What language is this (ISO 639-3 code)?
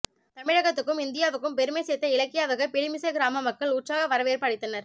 tam